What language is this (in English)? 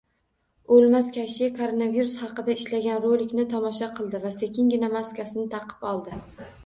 Uzbek